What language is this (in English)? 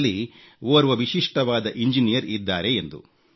Kannada